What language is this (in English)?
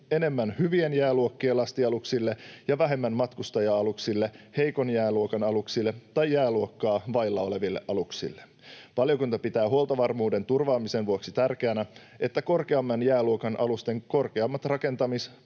Finnish